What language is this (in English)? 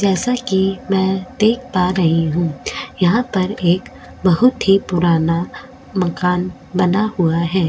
Hindi